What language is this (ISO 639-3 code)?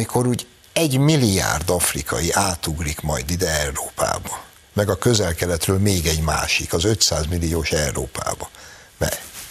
hun